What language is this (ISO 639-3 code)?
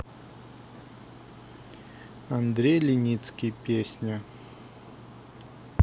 rus